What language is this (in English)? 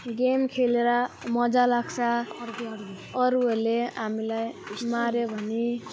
Nepali